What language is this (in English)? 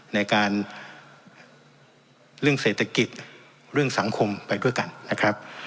Thai